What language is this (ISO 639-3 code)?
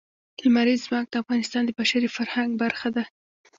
pus